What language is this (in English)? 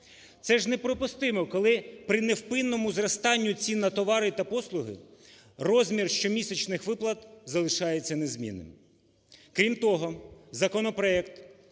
Ukrainian